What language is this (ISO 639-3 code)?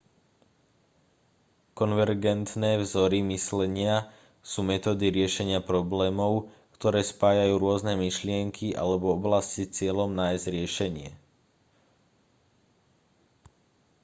slk